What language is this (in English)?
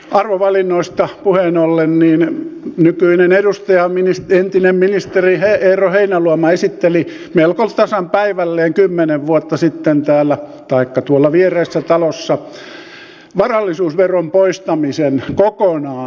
Finnish